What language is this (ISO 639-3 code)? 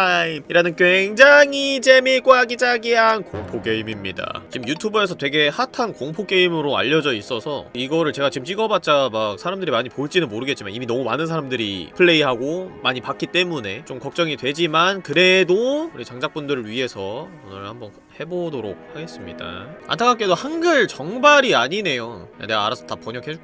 kor